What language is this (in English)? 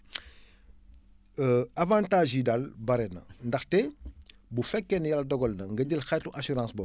Wolof